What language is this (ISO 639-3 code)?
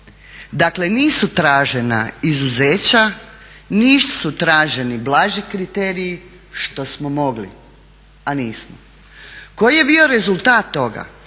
hrv